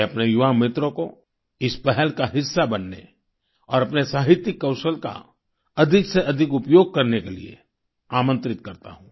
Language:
Hindi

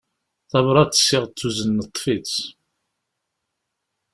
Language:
Kabyle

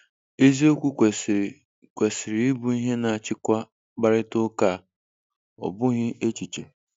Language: Igbo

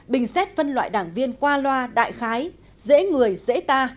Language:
Vietnamese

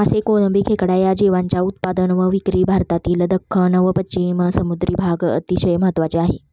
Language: Marathi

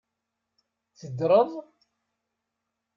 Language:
Kabyle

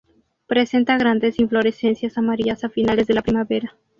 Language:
Spanish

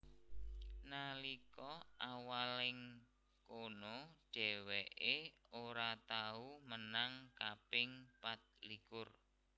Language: Javanese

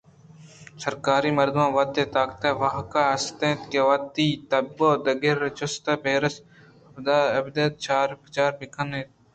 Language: Eastern Balochi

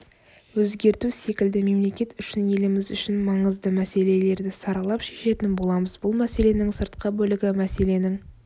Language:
Kazakh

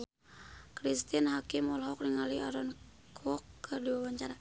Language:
Sundanese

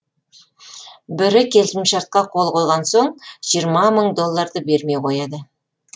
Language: Kazakh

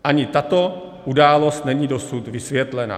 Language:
Czech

